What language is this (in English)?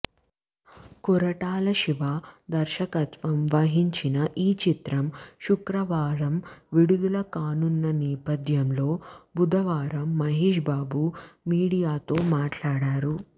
Telugu